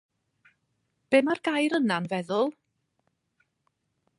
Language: Welsh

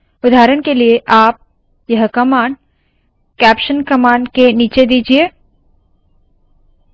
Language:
Hindi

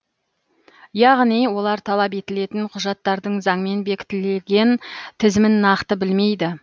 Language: Kazakh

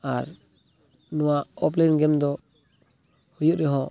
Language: Santali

